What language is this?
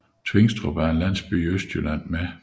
Danish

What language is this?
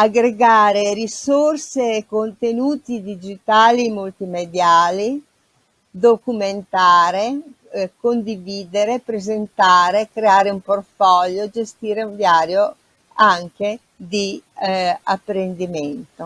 Italian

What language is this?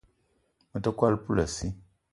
Eton (Cameroon)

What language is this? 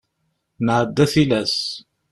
Kabyle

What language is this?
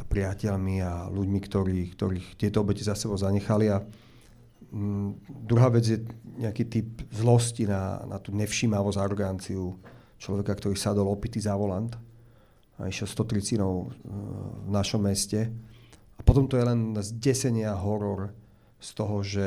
Slovak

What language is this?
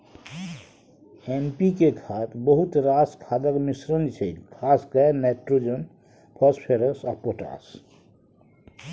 Maithili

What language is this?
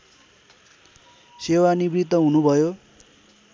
Nepali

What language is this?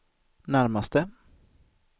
Swedish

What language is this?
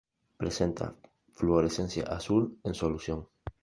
Spanish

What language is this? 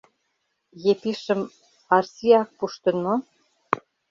Mari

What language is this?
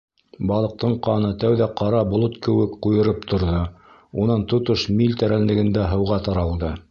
Bashkir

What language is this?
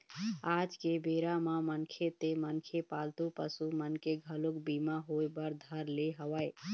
Chhattisgarhi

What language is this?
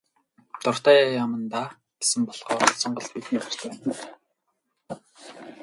Mongolian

